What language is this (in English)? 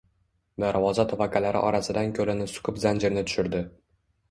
Uzbek